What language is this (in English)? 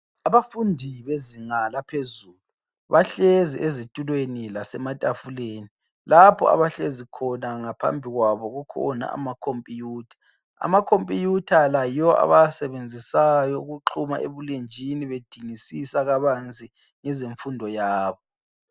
North Ndebele